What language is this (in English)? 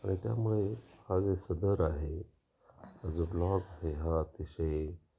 Marathi